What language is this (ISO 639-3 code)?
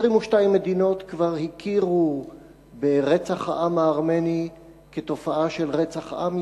heb